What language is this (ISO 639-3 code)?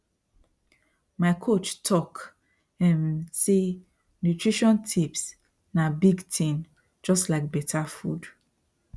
pcm